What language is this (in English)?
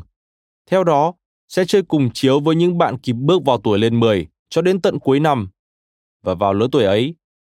Vietnamese